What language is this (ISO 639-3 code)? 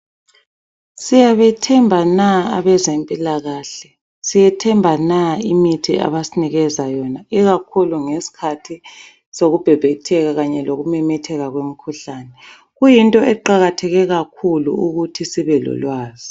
nde